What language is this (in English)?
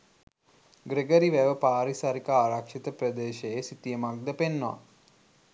Sinhala